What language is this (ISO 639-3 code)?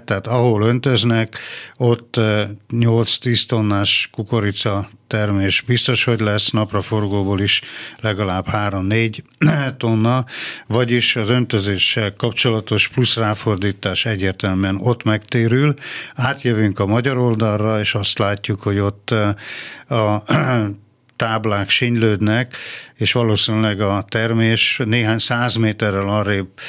hun